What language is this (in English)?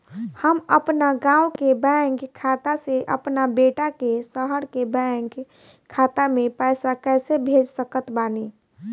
Bhojpuri